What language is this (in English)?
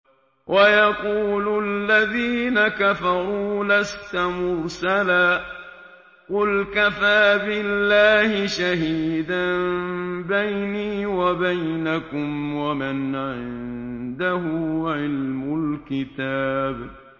Arabic